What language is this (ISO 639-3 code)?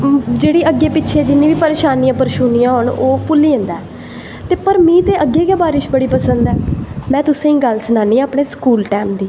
doi